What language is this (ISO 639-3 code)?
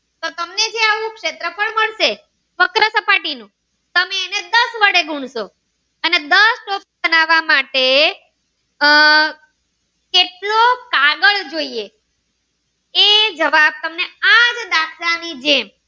guj